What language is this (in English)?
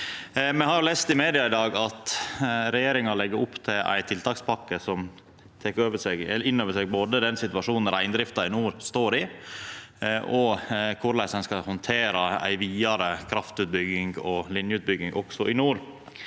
Norwegian